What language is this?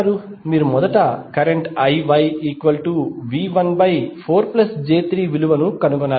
Telugu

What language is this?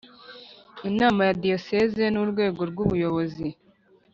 Kinyarwanda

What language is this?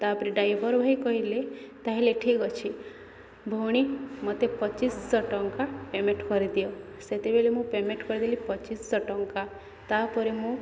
Odia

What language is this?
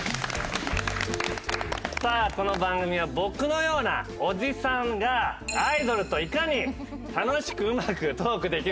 Japanese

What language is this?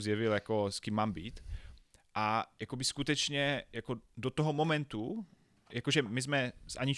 Czech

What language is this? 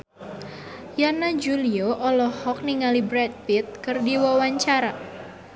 Sundanese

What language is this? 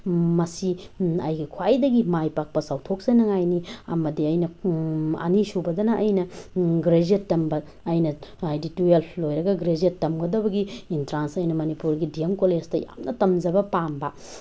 Manipuri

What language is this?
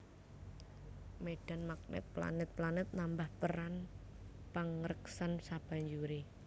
Javanese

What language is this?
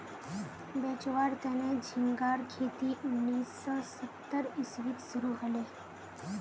Magahi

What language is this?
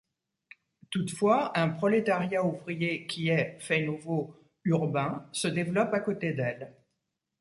French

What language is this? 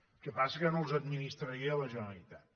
Catalan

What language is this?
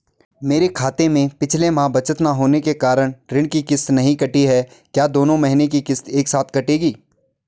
Hindi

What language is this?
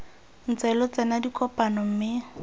Tswana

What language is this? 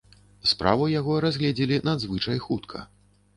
Belarusian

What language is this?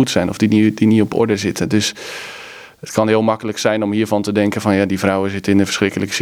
Dutch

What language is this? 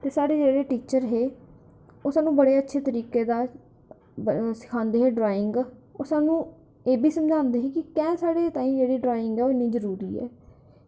Dogri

